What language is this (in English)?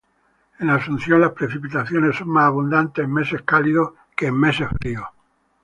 Spanish